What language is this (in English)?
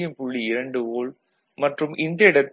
Tamil